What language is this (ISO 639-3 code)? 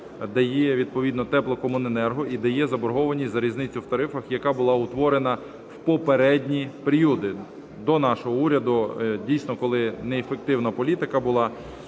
ukr